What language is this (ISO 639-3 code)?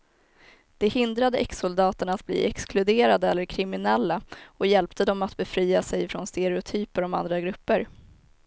swe